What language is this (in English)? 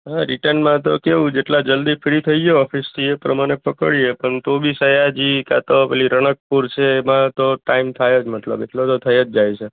Gujarati